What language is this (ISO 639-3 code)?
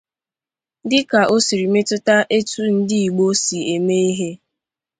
ibo